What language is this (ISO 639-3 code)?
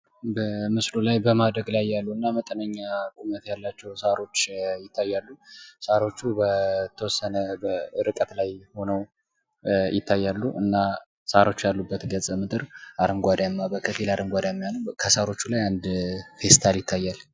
amh